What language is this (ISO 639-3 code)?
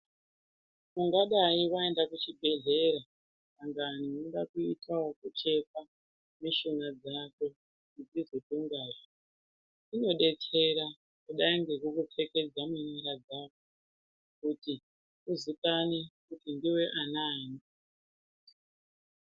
ndc